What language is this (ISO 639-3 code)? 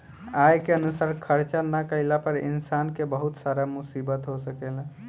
bho